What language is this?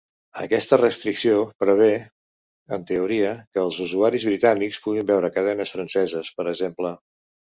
Catalan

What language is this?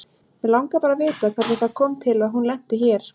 Icelandic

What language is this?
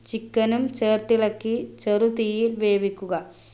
Malayalam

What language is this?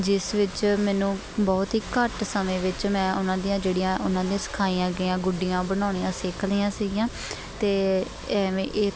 Punjabi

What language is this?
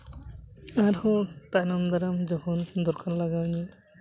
Santali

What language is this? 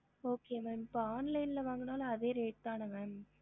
Tamil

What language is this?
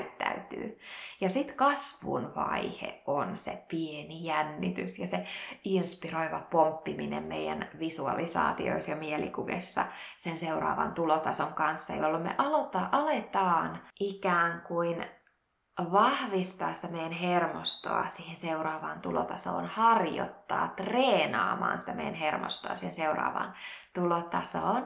Finnish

